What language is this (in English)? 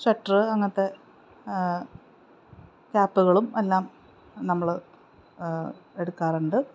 Malayalam